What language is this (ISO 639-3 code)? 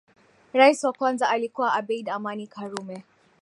swa